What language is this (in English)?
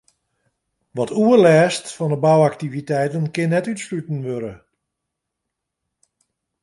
Western Frisian